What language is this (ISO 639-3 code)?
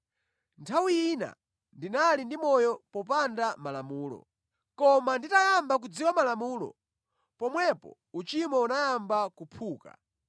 nya